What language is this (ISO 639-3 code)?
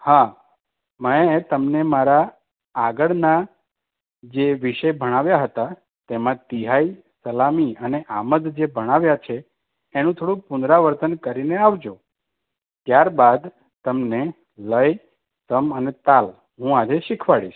guj